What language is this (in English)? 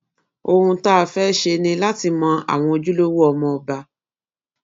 Yoruba